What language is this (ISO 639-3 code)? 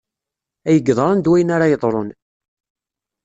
kab